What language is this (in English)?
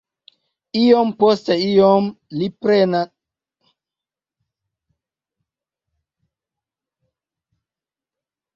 Esperanto